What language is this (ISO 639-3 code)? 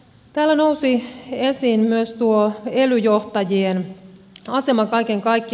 fin